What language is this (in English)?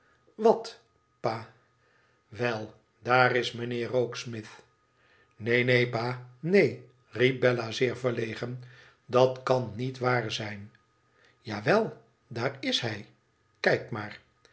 Dutch